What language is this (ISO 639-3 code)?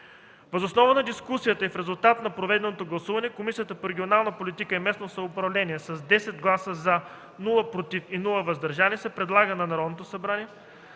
bul